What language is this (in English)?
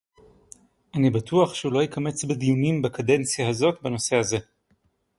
Hebrew